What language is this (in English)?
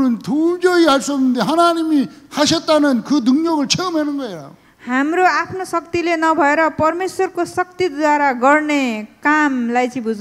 Korean